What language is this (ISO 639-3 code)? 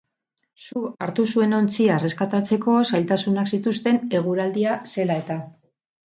eus